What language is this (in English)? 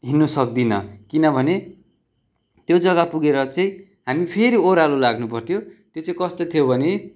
Nepali